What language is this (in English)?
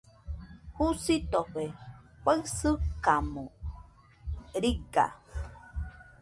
Nüpode Huitoto